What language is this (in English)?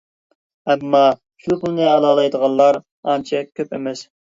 Uyghur